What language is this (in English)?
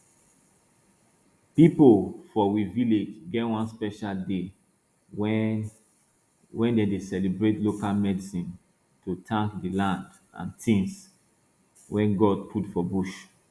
Nigerian Pidgin